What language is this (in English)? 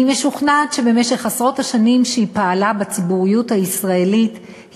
Hebrew